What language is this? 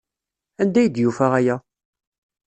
Kabyle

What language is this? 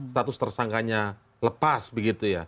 Indonesian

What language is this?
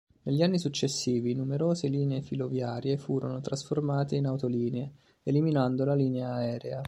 Italian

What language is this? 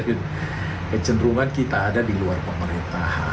Indonesian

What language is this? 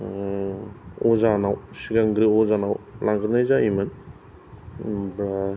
Bodo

